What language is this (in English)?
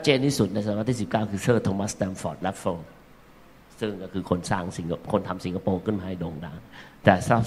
Thai